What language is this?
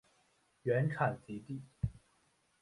Chinese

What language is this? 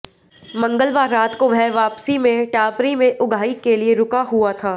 Hindi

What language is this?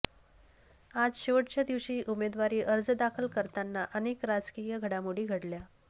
Marathi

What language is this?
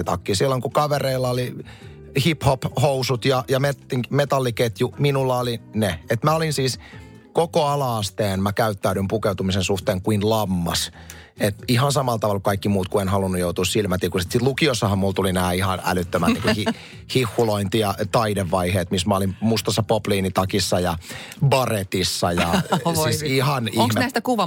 Finnish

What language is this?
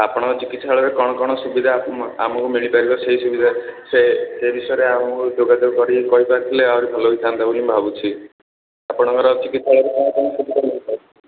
Odia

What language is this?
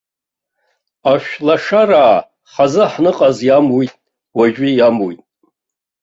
Abkhazian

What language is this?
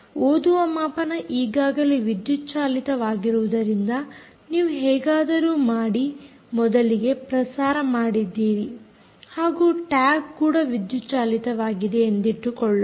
Kannada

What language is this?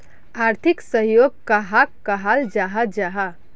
Magahi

